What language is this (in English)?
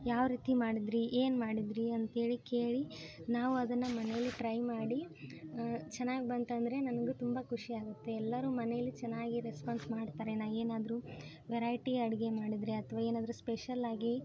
Kannada